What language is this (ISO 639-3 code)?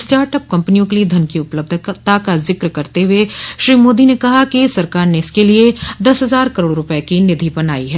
hin